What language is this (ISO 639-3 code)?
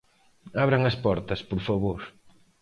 glg